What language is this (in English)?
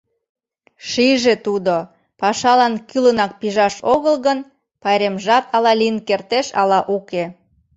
Mari